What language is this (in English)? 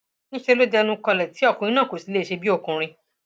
Yoruba